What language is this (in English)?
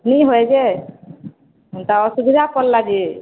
Odia